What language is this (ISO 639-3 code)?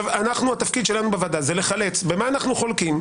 heb